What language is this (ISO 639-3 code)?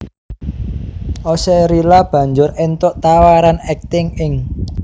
jav